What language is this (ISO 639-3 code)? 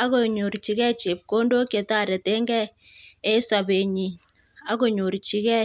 kln